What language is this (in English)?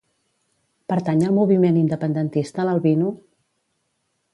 Catalan